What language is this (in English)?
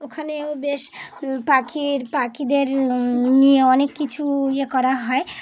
Bangla